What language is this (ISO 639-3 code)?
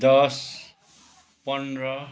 nep